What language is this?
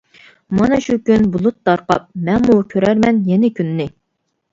Uyghur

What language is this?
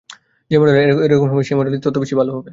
Bangla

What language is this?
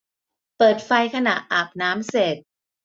Thai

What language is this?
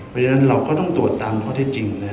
Thai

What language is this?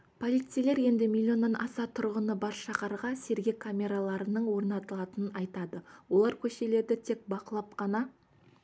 Kazakh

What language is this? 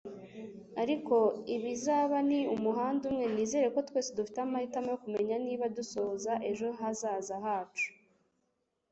Kinyarwanda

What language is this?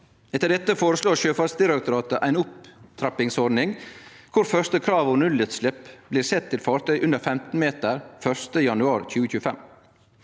Norwegian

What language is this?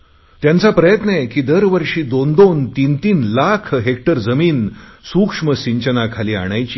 Marathi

